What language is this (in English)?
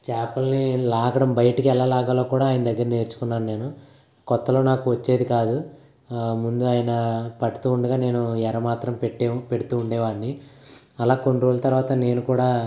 Telugu